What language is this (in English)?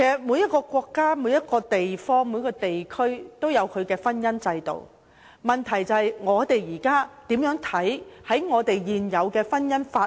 Cantonese